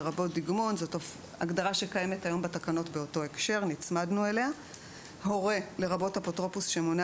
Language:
Hebrew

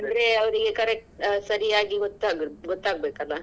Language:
Kannada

